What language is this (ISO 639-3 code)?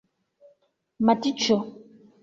epo